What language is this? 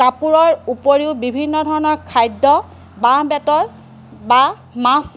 Assamese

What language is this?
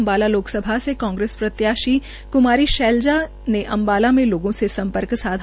Hindi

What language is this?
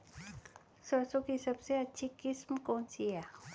Hindi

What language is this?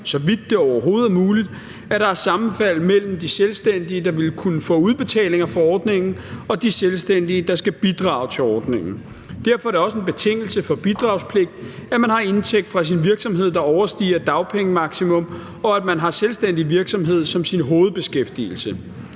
Danish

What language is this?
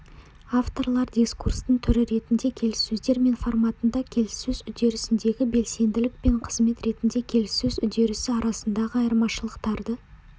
Kazakh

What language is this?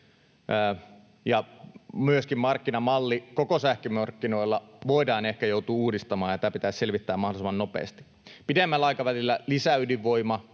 Finnish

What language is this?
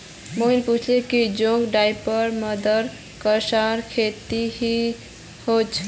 Magahi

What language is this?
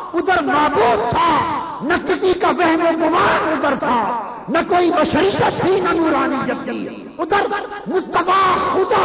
Urdu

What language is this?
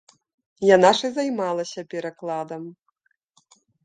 Belarusian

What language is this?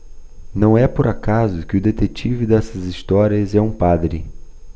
Portuguese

